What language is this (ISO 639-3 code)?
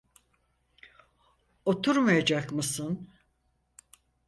tur